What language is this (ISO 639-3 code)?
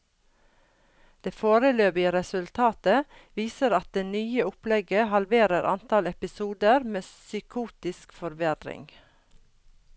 nor